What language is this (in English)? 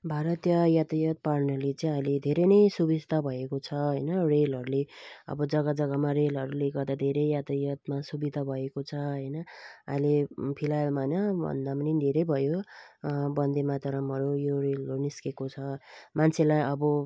Nepali